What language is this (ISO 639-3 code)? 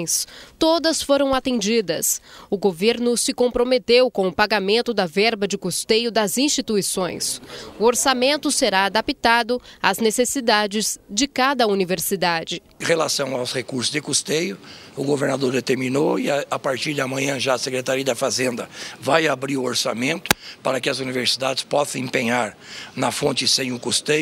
por